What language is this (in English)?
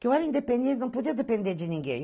Portuguese